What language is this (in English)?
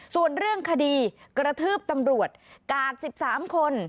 Thai